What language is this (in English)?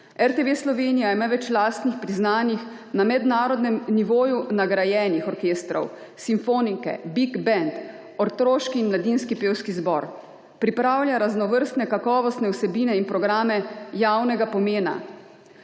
Slovenian